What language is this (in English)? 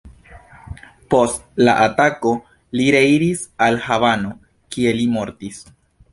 Esperanto